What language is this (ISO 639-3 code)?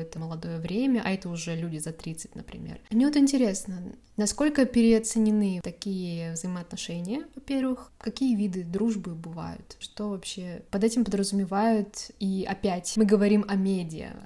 rus